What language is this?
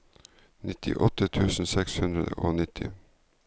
Norwegian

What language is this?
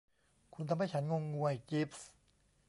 Thai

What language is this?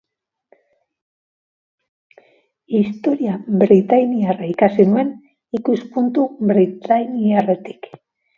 Basque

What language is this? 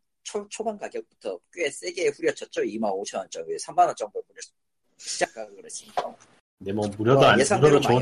Korean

